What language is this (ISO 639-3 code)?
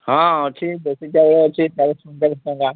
ori